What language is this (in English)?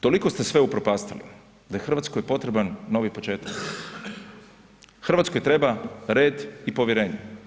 Croatian